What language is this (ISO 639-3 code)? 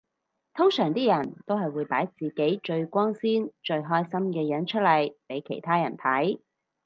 yue